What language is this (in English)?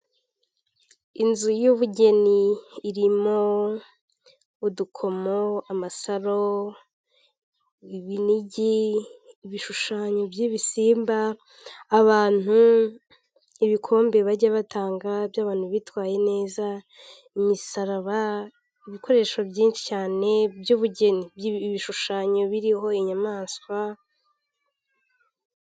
Kinyarwanda